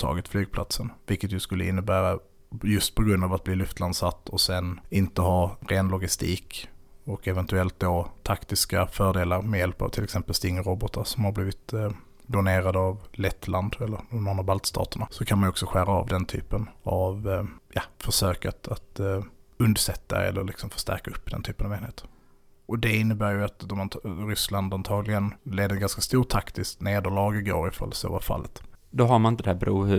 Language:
Swedish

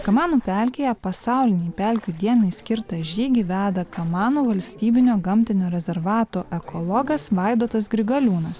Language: Lithuanian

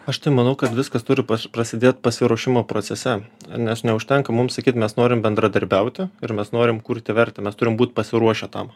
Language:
Lithuanian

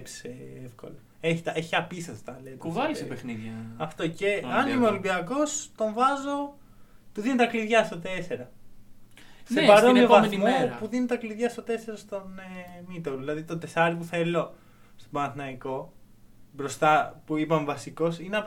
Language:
Greek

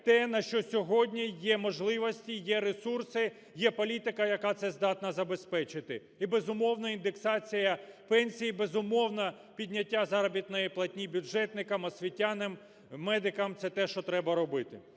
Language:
Ukrainian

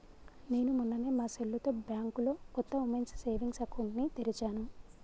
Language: Telugu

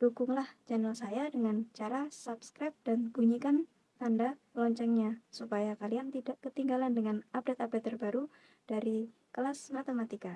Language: Indonesian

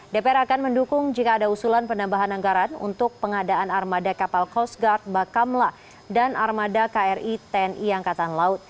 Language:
Indonesian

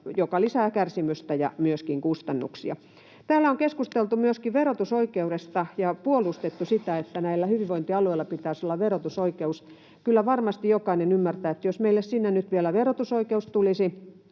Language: Finnish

